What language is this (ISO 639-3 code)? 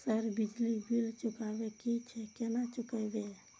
mai